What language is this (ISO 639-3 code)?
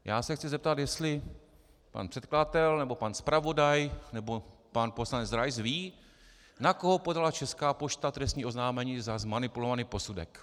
ces